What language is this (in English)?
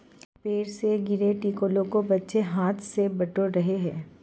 Hindi